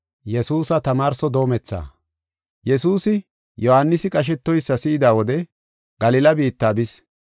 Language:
Gofa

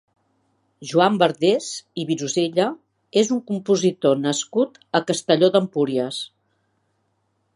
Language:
Catalan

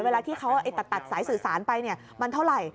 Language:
Thai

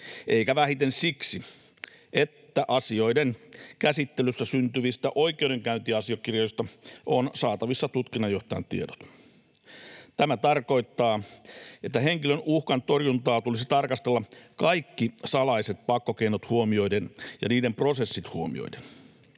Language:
Finnish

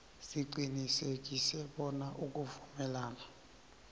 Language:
South Ndebele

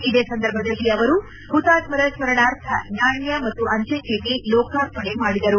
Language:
Kannada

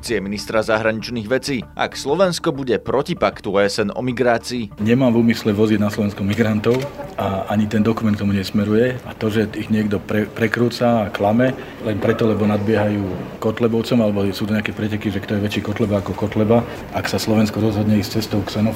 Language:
Slovak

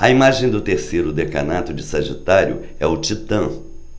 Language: Portuguese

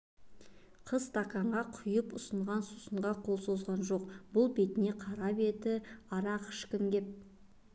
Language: Kazakh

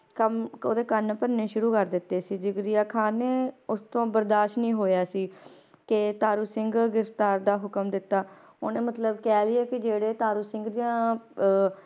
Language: Punjabi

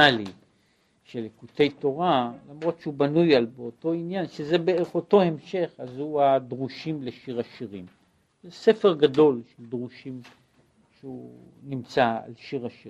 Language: Hebrew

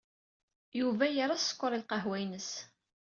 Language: Kabyle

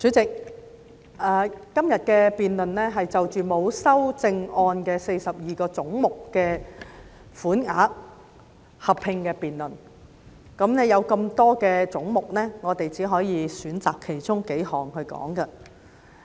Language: Cantonese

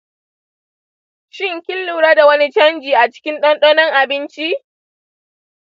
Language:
Hausa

